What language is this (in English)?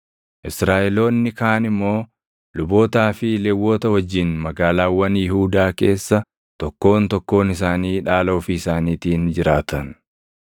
Oromo